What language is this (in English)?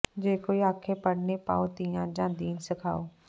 Punjabi